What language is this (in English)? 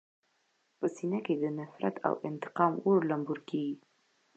Pashto